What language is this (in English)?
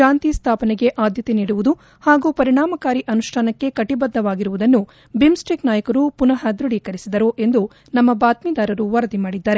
Kannada